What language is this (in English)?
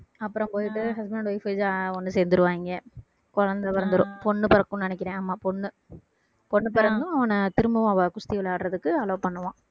Tamil